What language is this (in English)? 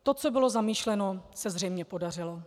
Czech